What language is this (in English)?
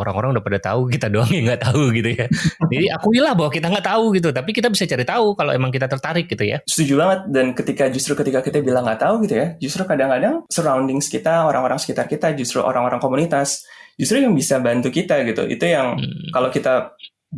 Indonesian